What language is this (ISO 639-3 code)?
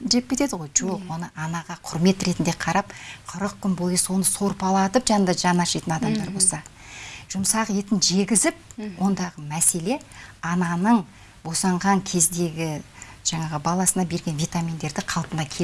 rus